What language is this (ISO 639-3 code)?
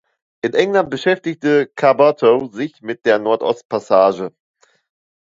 deu